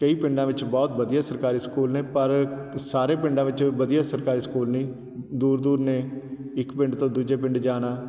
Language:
Punjabi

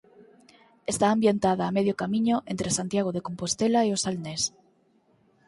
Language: Galician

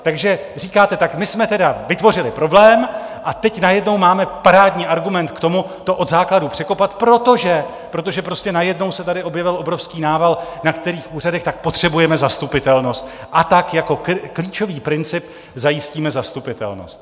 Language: Czech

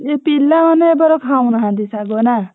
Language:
Odia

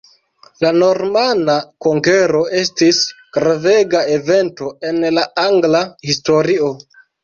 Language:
Esperanto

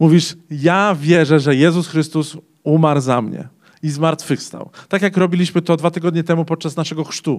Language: Polish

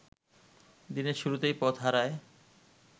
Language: Bangla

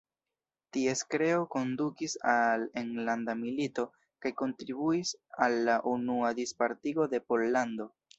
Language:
Esperanto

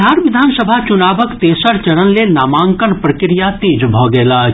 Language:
Maithili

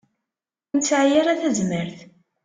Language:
Kabyle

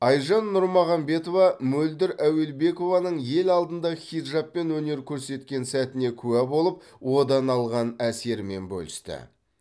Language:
Kazakh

